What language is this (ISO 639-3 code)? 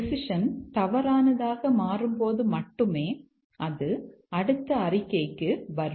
tam